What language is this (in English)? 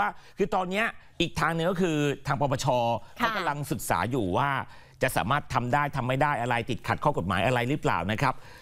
Thai